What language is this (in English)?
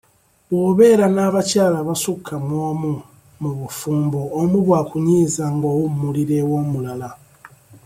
Ganda